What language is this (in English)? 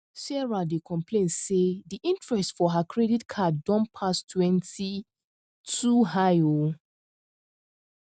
Nigerian Pidgin